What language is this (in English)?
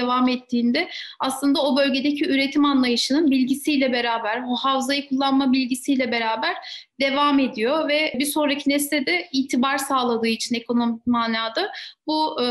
Turkish